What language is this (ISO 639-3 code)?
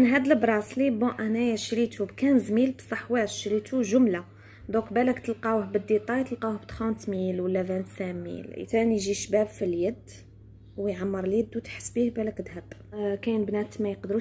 ara